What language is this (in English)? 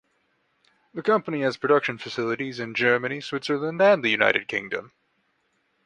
English